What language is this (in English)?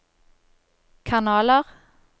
Norwegian